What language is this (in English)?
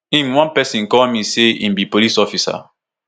Nigerian Pidgin